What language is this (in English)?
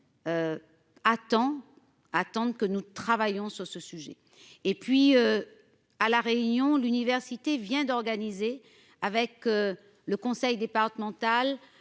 French